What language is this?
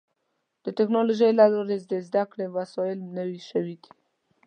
Pashto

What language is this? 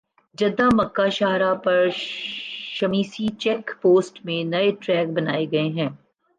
Urdu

